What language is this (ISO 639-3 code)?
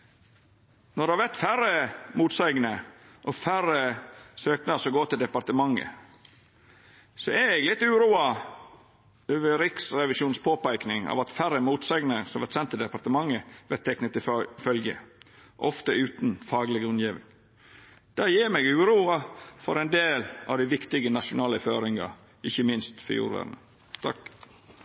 nno